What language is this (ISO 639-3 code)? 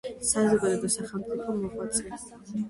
kat